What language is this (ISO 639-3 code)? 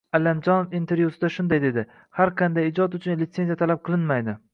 uzb